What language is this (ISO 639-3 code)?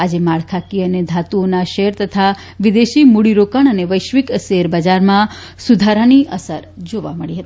guj